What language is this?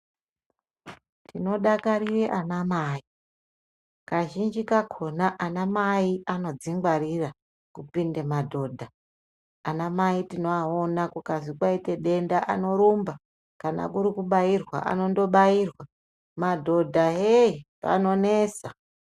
Ndau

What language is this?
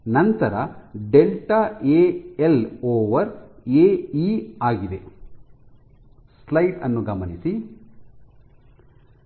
Kannada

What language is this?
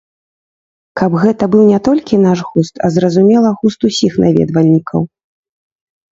Belarusian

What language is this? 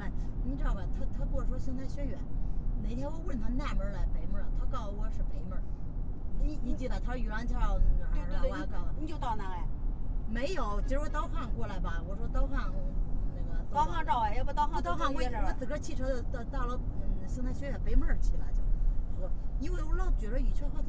Chinese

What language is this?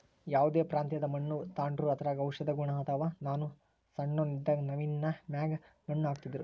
Kannada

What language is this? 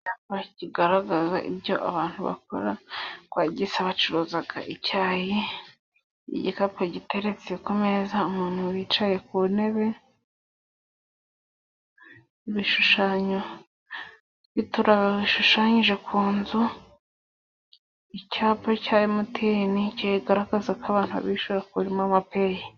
Kinyarwanda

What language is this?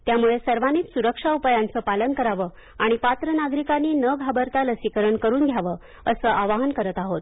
Marathi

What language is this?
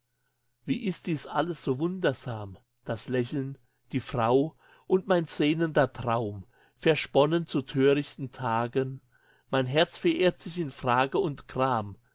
German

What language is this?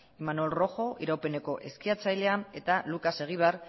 Basque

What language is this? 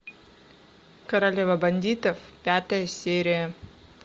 Russian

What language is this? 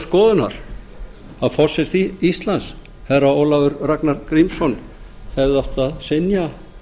Icelandic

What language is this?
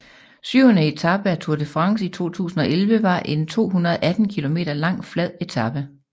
Danish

